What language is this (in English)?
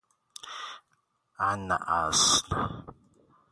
Persian